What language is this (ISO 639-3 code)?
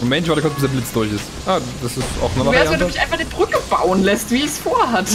deu